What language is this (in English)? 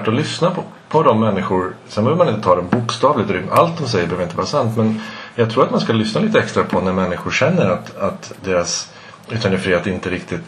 Swedish